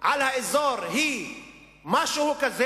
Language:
Hebrew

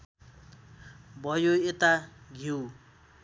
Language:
Nepali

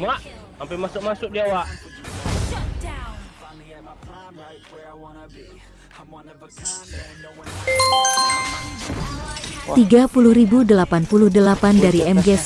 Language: Indonesian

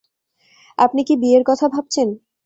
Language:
Bangla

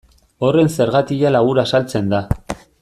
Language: Basque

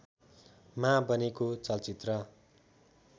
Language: Nepali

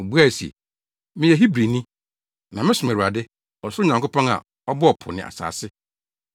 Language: Akan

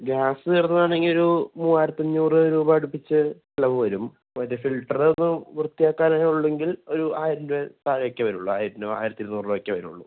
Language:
Malayalam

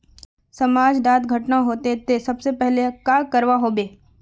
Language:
Magahi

